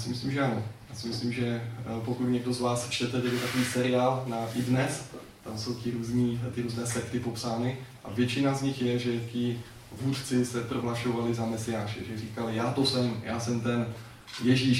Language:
Czech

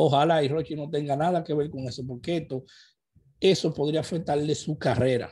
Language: Spanish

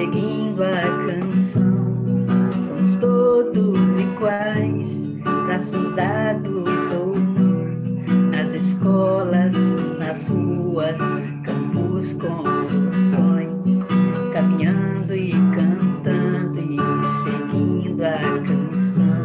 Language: Portuguese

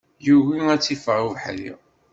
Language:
Kabyle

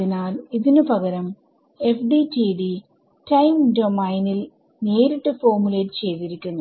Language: Malayalam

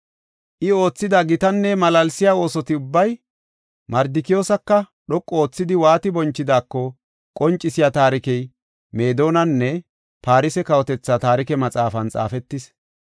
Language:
Gofa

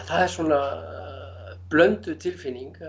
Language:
Icelandic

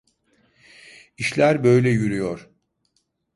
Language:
Turkish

